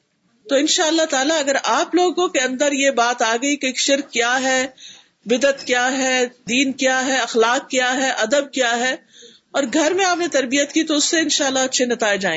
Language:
Urdu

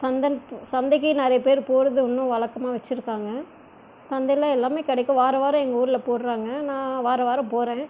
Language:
Tamil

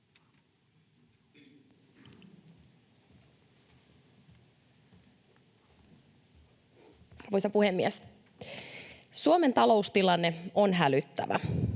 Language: Finnish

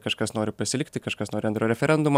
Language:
Lithuanian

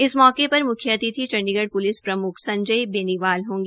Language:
Hindi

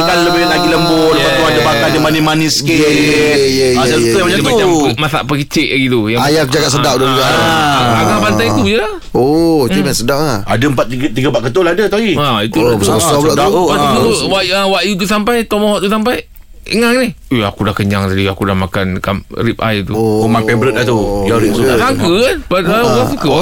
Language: Malay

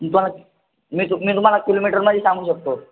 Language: Marathi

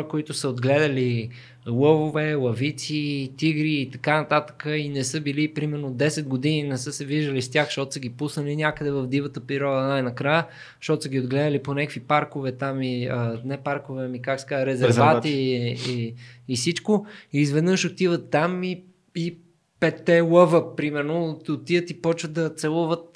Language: Bulgarian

